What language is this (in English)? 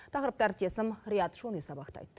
Kazakh